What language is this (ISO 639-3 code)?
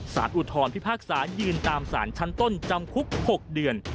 tha